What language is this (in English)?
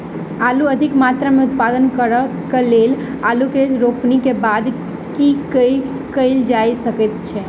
Maithili